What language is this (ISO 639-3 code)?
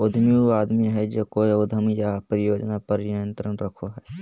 mag